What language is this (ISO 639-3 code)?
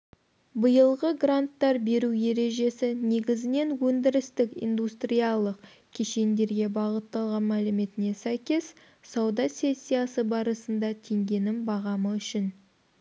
kaz